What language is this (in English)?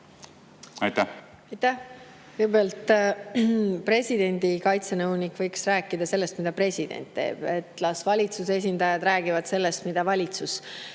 Estonian